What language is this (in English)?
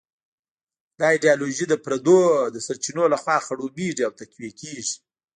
Pashto